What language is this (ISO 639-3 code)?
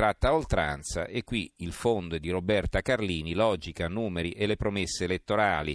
ita